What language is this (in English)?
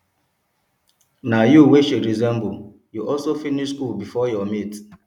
Nigerian Pidgin